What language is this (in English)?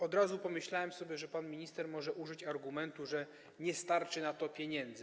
Polish